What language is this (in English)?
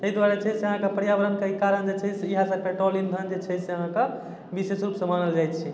Maithili